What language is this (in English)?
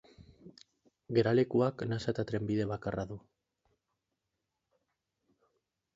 Basque